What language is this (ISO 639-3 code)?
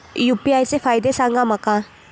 mar